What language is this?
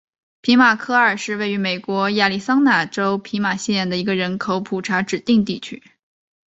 Chinese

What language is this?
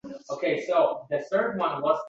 Uzbek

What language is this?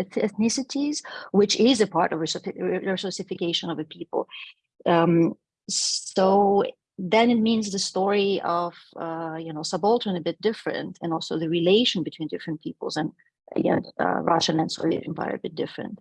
English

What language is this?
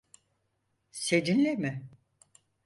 Turkish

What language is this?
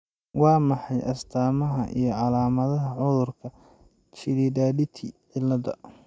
Somali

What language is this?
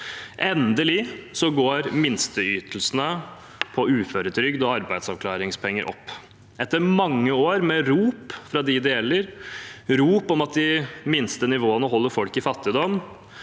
Norwegian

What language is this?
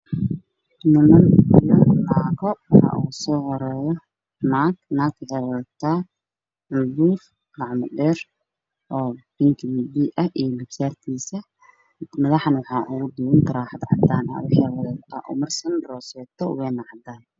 Somali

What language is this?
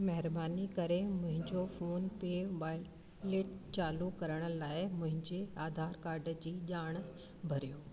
Sindhi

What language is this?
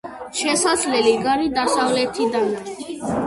Georgian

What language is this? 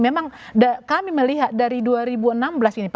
Indonesian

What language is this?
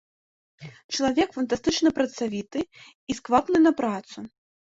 Belarusian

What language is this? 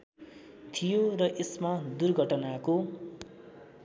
Nepali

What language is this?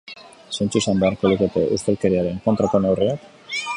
Basque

